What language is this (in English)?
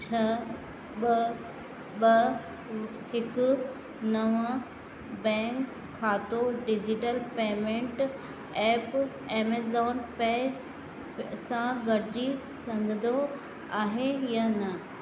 Sindhi